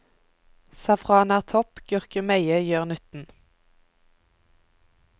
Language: Norwegian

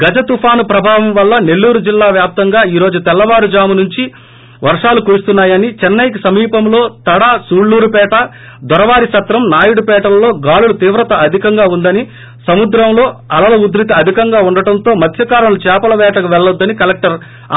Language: Telugu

